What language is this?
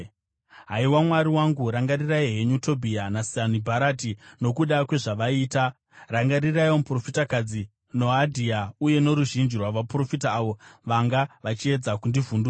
Shona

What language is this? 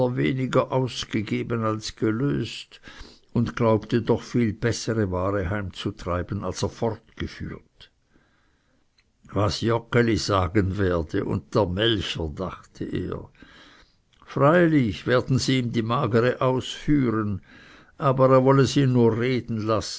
German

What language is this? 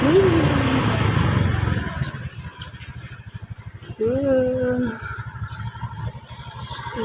Indonesian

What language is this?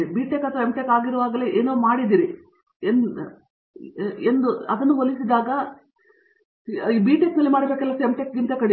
Kannada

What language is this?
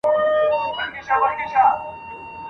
Pashto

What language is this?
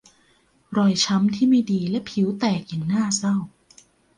Thai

